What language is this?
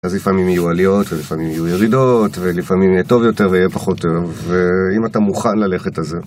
Hebrew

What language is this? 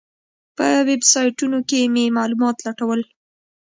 Pashto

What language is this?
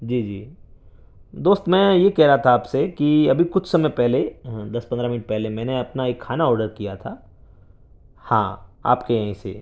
Urdu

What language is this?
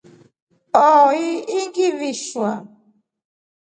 Rombo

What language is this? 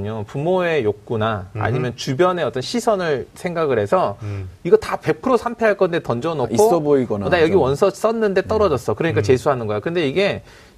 Korean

